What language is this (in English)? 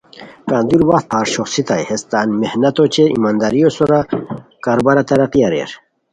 Khowar